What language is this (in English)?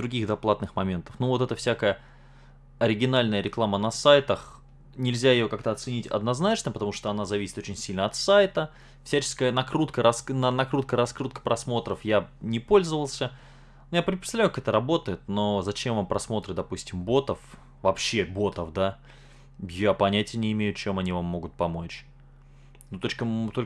Russian